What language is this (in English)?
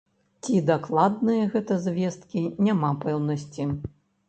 Belarusian